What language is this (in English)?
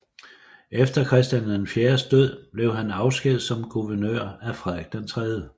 Danish